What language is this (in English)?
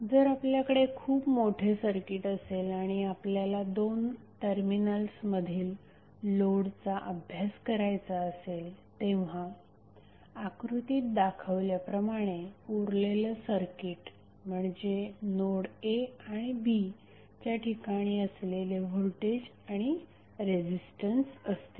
Marathi